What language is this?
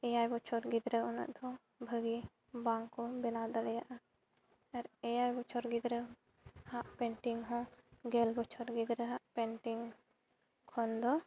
Santali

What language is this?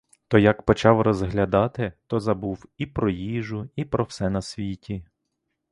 Ukrainian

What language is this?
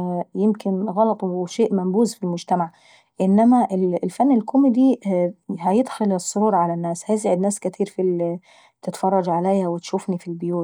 Saidi Arabic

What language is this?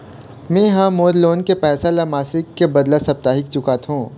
Chhattisgarhi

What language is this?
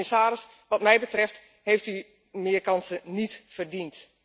Dutch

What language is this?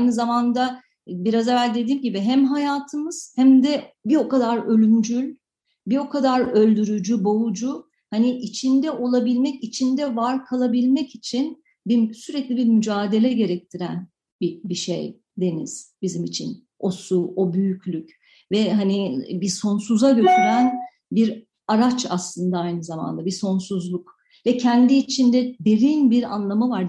Turkish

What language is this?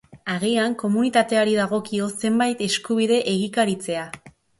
Basque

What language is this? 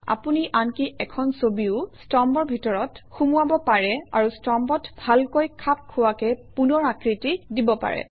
Assamese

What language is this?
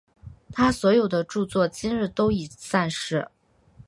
Chinese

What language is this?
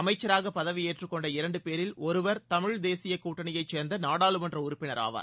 Tamil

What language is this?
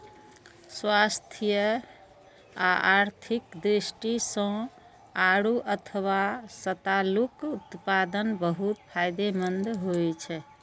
Maithili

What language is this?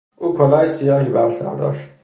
Persian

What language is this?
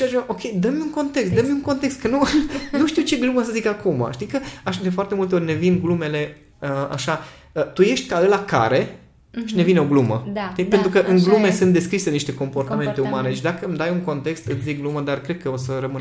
Romanian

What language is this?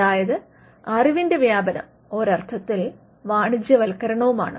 Malayalam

